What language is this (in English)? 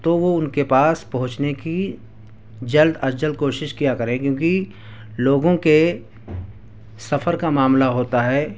Urdu